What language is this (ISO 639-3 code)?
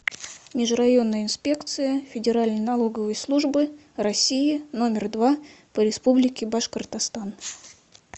rus